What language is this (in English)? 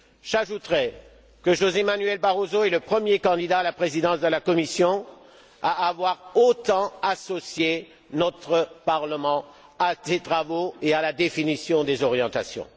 French